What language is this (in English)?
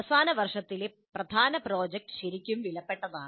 Malayalam